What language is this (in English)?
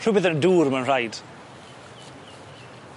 Welsh